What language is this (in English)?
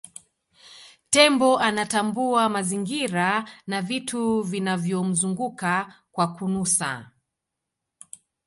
Swahili